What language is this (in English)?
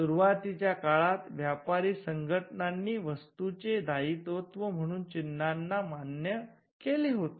Marathi